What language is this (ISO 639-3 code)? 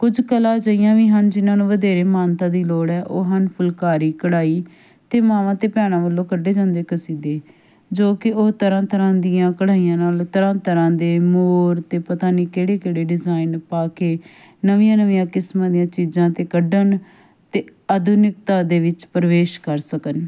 pan